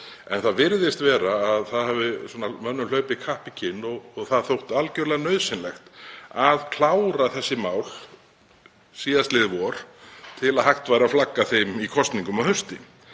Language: Icelandic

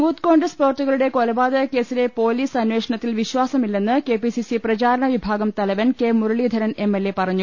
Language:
Malayalam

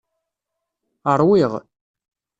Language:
Kabyle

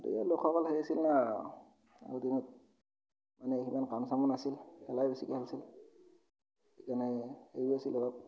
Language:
Assamese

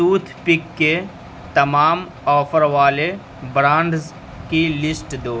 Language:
Urdu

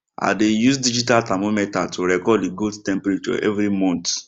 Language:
Nigerian Pidgin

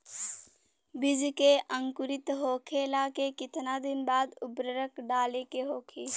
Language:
Bhojpuri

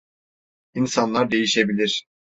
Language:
Turkish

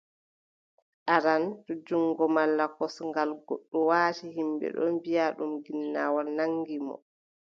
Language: Adamawa Fulfulde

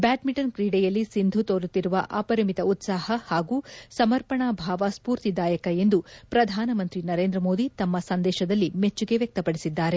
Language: Kannada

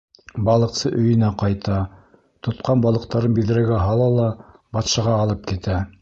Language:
Bashkir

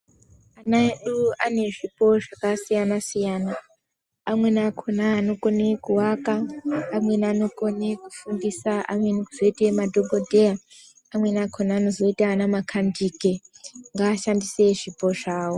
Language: Ndau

